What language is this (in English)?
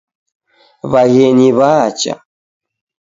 Taita